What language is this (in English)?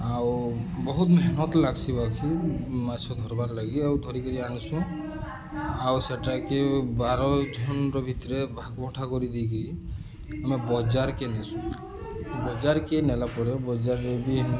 Odia